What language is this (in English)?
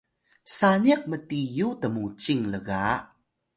Atayal